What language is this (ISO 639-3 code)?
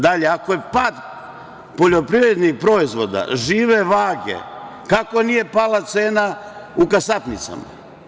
srp